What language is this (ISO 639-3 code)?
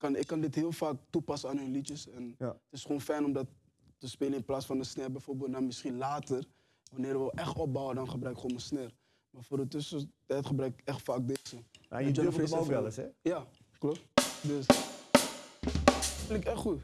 nld